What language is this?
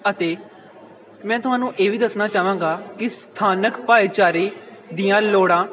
Punjabi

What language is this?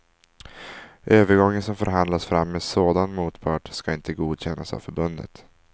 Swedish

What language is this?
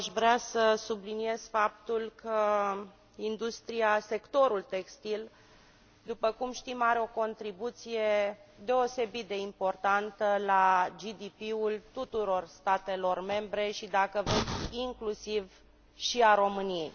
Romanian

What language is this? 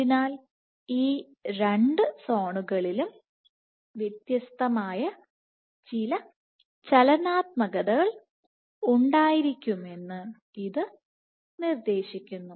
Malayalam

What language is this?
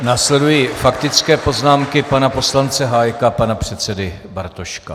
Czech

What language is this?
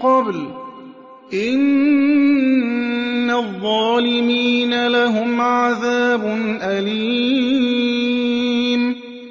Arabic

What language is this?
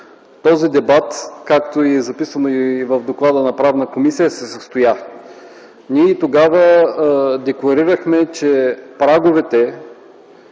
Bulgarian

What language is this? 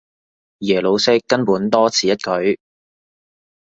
Cantonese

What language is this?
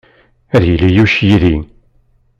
Kabyle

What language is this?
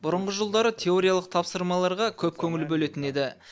Kazakh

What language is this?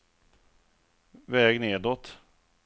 Swedish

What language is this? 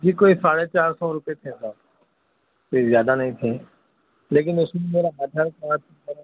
Urdu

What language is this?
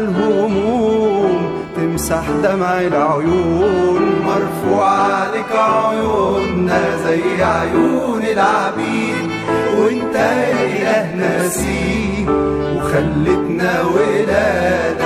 Arabic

